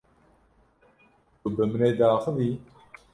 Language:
Kurdish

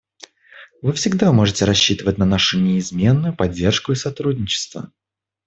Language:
Russian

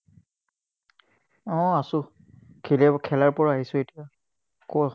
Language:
Assamese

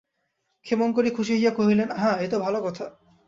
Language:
Bangla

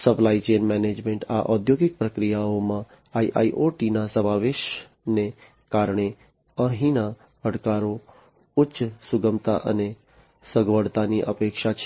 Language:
Gujarati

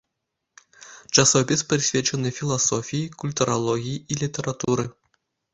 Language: Belarusian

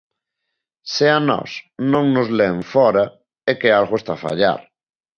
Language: Galician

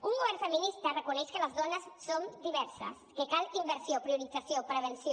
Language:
Catalan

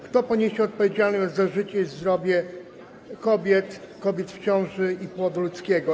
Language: Polish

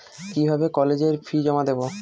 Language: Bangla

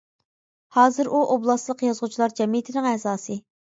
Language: Uyghur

